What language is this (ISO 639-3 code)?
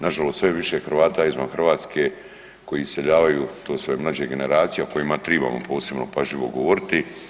hrv